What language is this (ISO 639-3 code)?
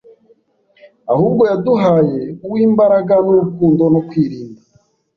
kin